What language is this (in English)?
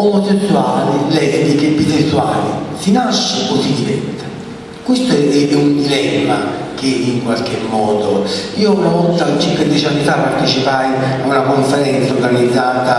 Italian